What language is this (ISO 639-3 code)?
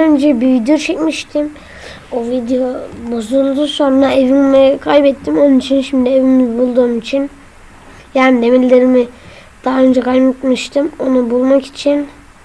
tur